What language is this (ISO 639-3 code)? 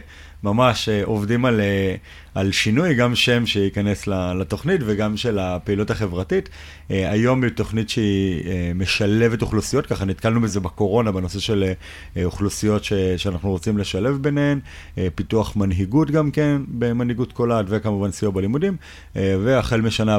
heb